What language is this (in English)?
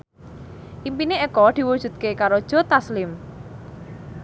Javanese